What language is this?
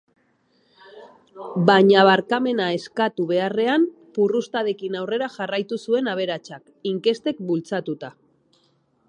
Basque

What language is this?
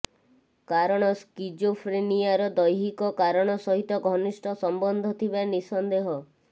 Odia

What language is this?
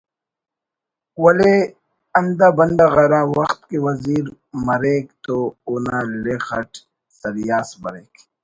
Brahui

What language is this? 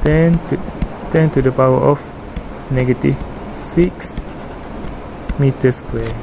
Malay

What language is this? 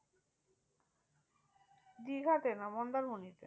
Bangla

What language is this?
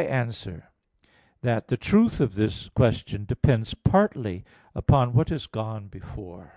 English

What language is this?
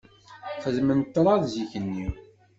Kabyle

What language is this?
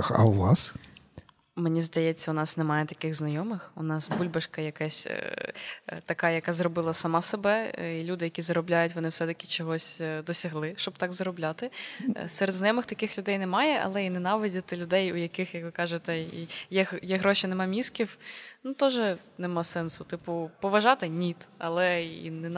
Ukrainian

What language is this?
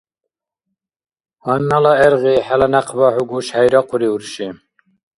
Dargwa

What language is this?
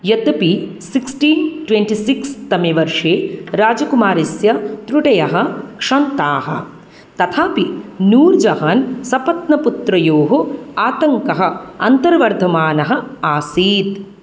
Sanskrit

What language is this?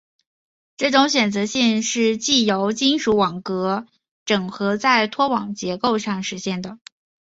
Chinese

